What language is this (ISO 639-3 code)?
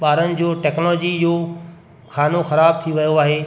snd